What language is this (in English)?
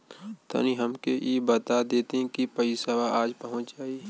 Bhojpuri